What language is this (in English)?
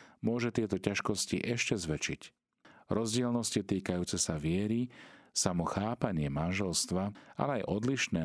Slovak